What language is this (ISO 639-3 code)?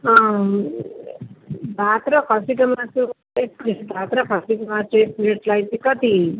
nep